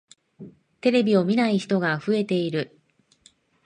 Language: Japanese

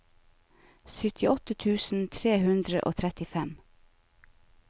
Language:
Norwegian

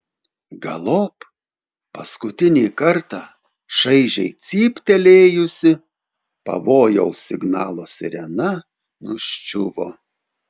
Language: Lithuanian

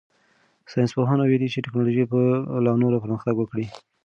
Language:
Pashto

